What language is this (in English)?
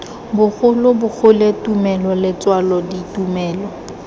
Tswana